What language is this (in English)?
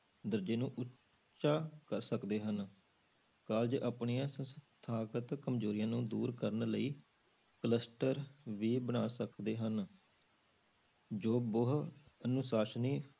Punjabi